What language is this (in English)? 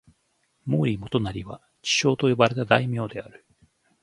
Japanese